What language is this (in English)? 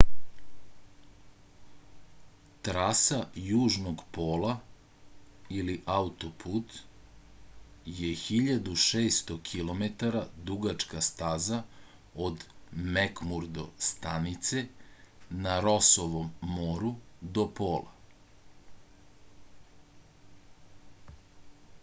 Serbian